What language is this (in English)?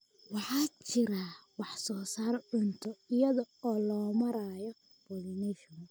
Somali